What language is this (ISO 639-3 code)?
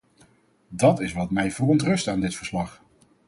nld